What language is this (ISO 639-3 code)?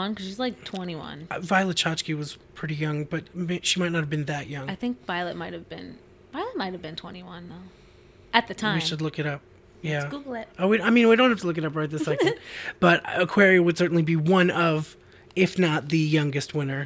eng